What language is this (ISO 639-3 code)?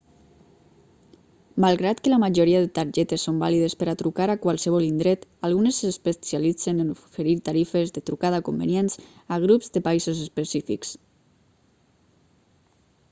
cat